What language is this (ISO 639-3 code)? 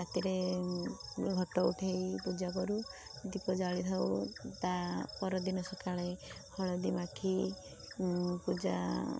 ori